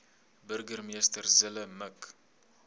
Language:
Afrikaans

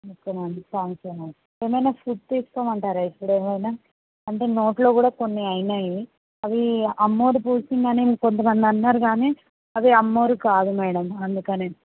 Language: Telugu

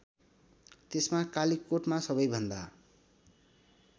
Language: Nepali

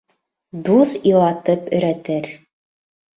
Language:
Bashkir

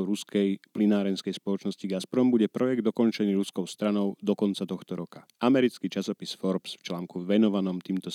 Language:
Slovak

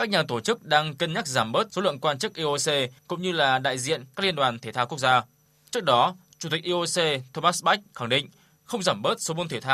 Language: Vietnamese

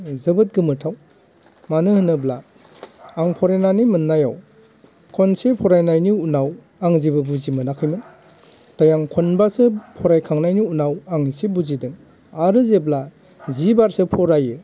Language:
Bodo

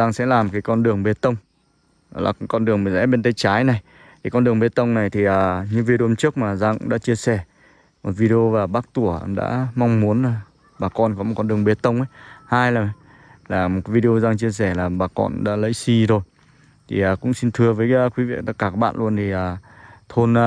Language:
Vietnamese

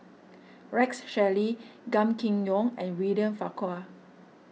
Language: English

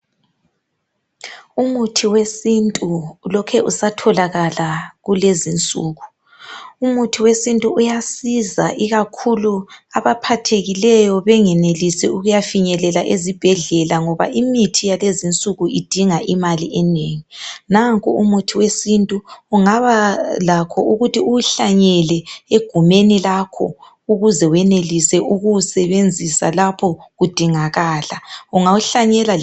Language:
North Ndebele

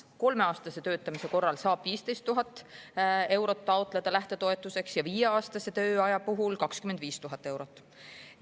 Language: Estonian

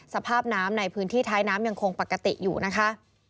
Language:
Thai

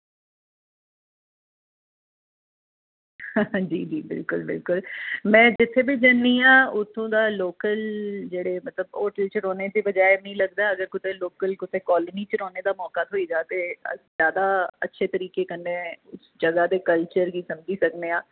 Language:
Dogri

